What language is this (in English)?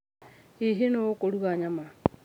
Kikuyu